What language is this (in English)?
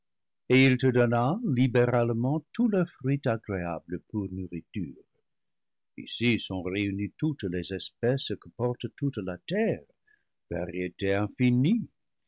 French